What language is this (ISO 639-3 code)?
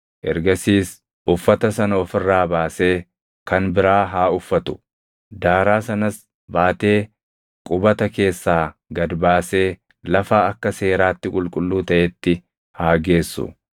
orm